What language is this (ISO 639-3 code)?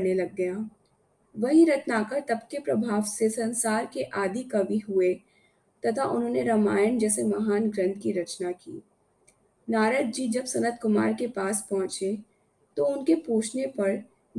hin